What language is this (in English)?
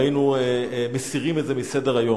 Hebrew